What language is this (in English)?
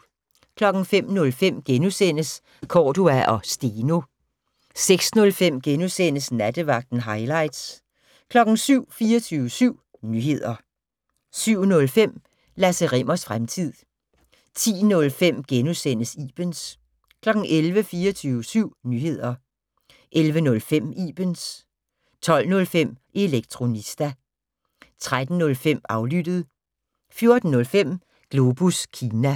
Danish